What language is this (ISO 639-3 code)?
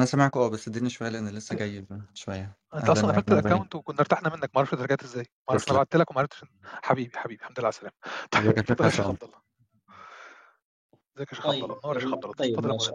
ara